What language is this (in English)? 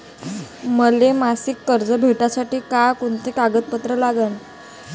Marathi